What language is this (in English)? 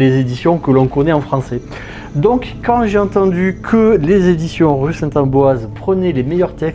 French